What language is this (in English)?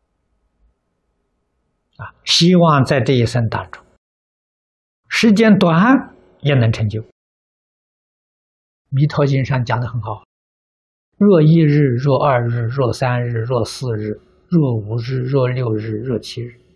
Chinese